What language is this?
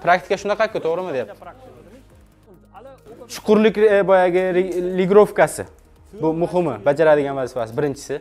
Turkish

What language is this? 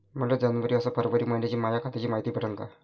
Marathi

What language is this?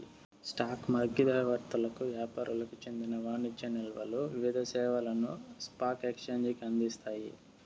Telugu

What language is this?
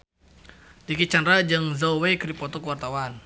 Sundanese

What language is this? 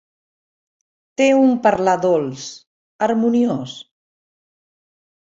Catalan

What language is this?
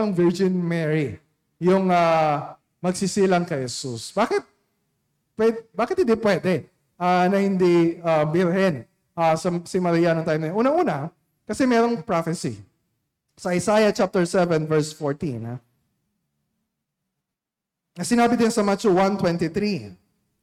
Filipino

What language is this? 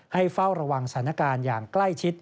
Thai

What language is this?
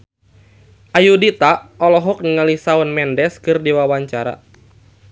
Sundanese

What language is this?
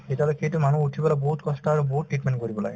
Assamese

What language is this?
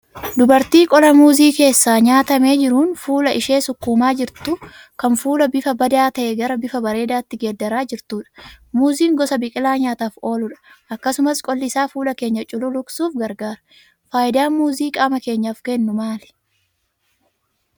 Oromo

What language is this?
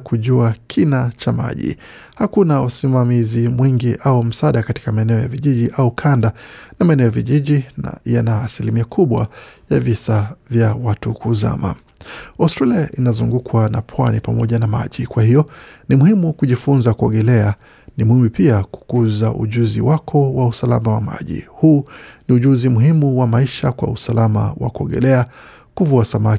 Swahili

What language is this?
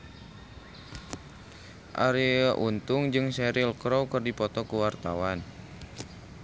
Sundanese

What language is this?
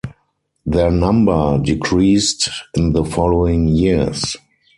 English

